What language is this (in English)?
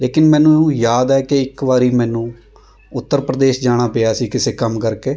Punjabi